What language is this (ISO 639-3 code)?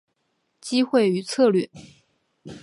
zho